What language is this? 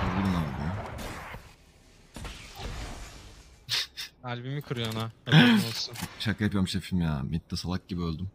Turkish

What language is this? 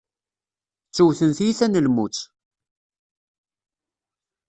Kabyle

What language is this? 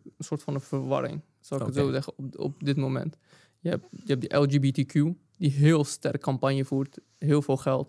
Dutch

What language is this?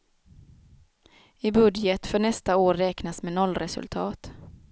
Swedish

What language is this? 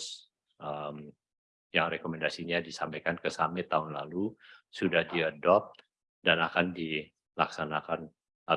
Indonesian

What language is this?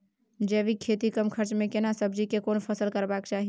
Maithili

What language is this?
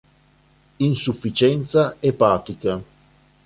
Italian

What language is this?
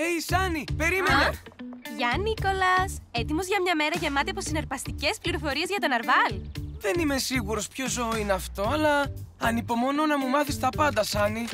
Greek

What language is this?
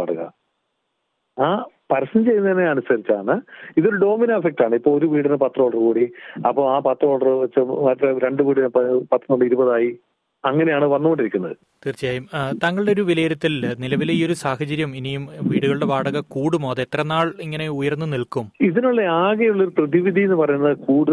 Malayalam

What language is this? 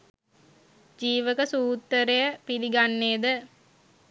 Sinhala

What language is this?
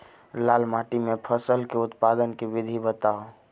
Maithili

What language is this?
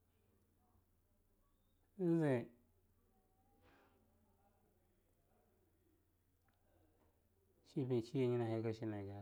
Longuda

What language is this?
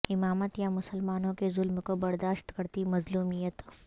Urdu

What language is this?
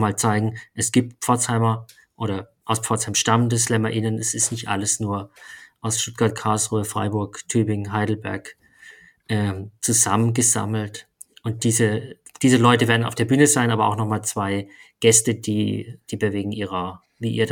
German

